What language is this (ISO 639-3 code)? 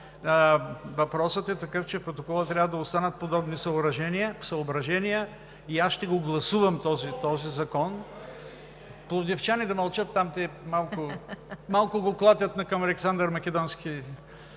bul